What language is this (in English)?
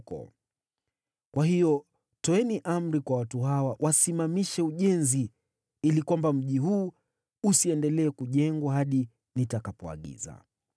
Swahili